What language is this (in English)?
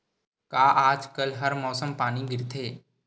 Chhattisgarhi